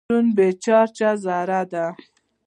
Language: Pashto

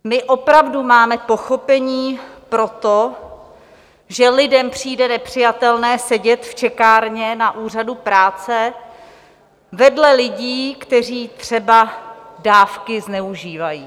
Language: Czech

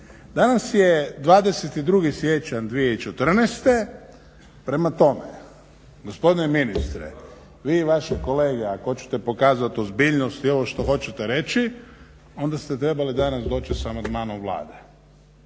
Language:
Croatian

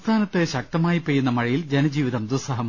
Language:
Malayalam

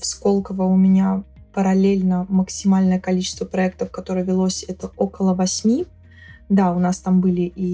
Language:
Russian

